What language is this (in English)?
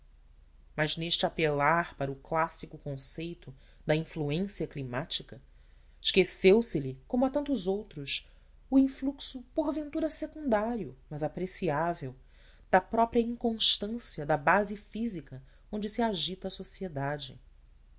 Portuguese